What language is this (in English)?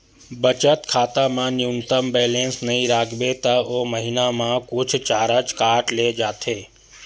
Chhattisgarhi